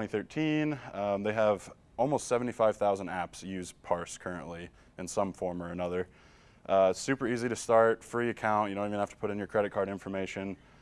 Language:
English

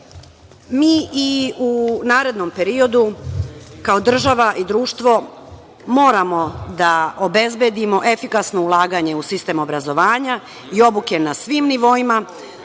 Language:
Serbian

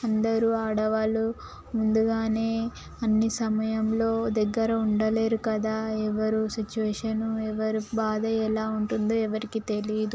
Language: Telugu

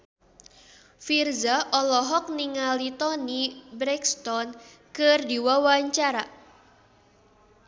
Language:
Sundanese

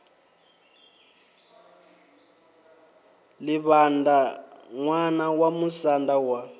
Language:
Venda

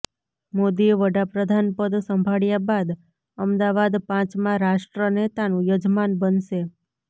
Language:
Gujarati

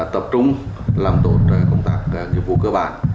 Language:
Vietnamese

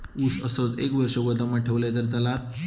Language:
Marathi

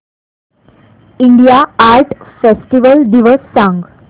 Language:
Marathi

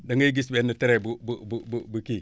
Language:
Wolof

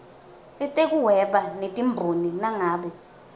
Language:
Swati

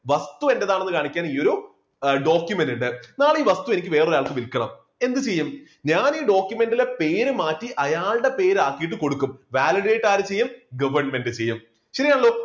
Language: Malayalam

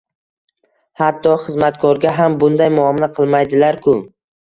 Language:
Uzbek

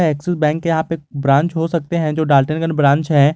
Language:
Hindi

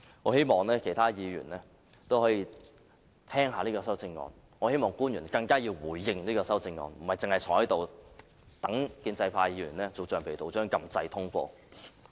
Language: Cantonese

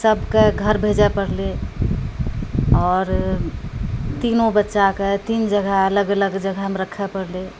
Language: Maithili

